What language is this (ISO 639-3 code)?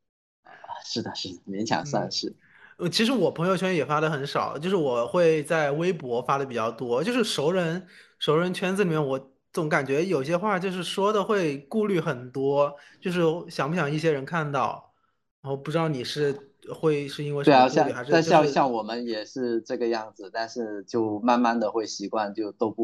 zho